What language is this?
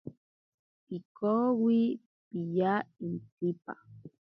Ashéninka Perené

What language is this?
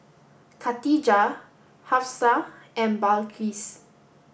English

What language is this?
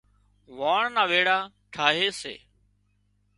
Wadiyara Koli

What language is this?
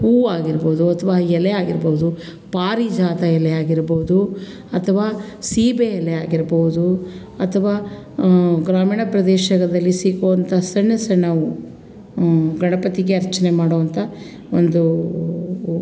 Kannada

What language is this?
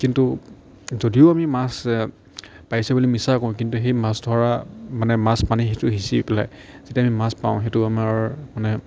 Assamese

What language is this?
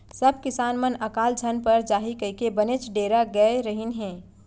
Chhattisgarhi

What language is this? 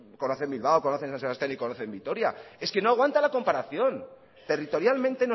Spanish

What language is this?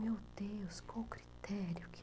Portuguese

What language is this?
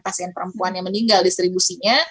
Indonesian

